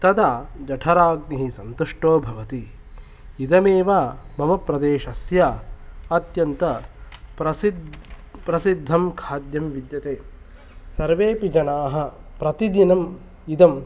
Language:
Sanskrit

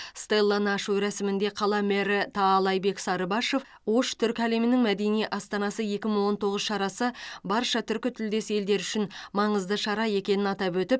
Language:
Kazakh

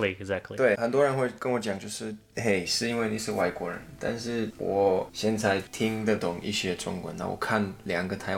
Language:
Chinese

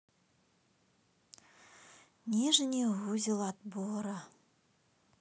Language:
Russian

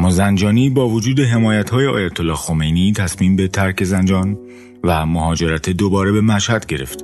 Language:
Persian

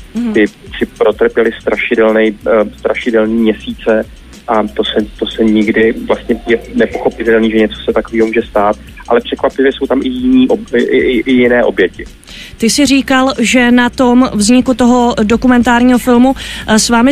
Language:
Czech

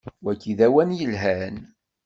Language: Kabyle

